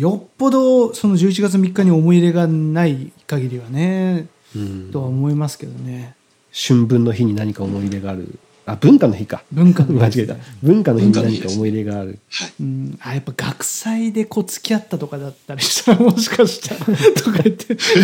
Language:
Japanese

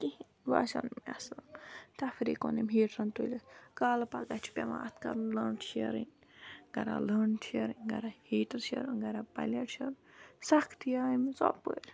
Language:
Kashmiri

